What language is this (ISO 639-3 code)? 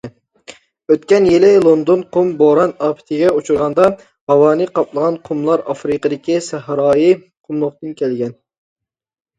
uig